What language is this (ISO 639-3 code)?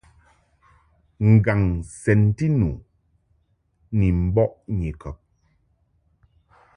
mhk